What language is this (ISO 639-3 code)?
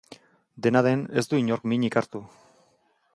eus